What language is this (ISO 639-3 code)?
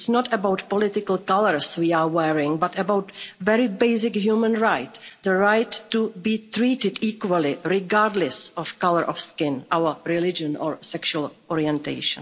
eng